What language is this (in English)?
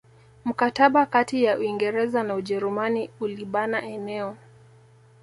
Swahili